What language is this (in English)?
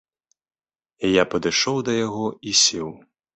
Belarusian